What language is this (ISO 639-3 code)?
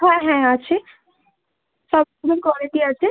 ben